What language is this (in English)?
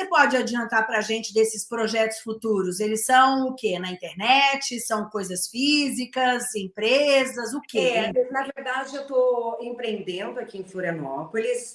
Portuguese